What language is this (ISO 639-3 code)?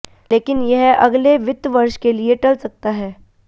hin